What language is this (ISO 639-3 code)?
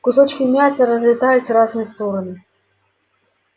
rus